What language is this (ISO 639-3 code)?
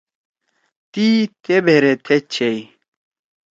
trw